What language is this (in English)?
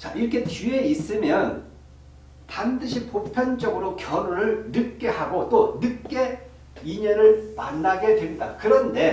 Korean